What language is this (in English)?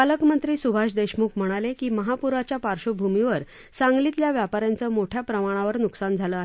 Marathi